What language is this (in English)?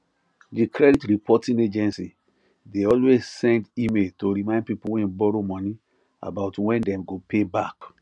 Nigerian Pidgin